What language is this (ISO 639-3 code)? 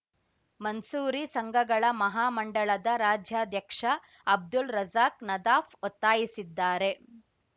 kan